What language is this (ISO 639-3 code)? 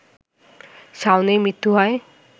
ben